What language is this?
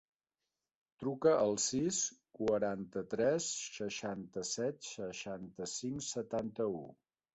Catalan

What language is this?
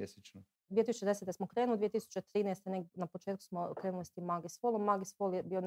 Croatian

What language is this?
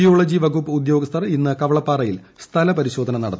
Malayalam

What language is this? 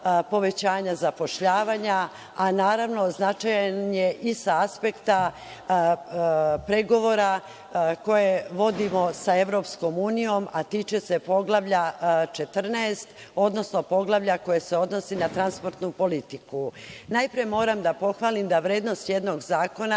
Serbian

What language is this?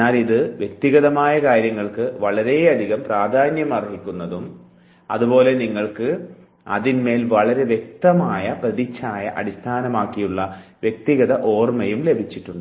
Malayalam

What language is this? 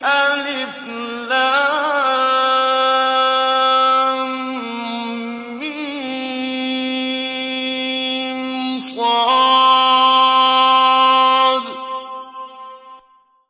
Arabic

